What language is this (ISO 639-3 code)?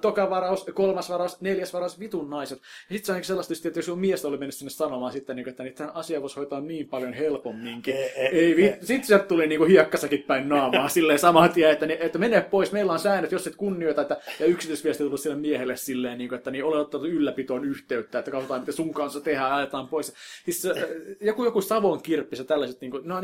fin